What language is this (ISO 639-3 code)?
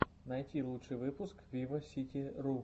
rus